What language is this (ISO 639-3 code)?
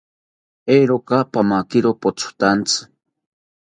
cpy